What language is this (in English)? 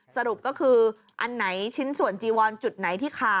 Thai